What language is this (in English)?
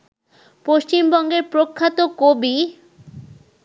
Bangla